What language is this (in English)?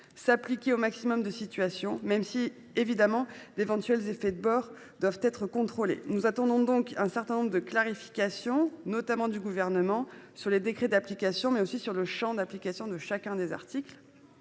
French